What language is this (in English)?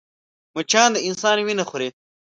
Pashto